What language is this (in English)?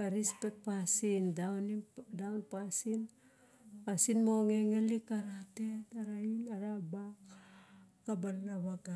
Barok